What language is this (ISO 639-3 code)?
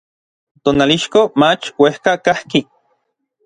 nlv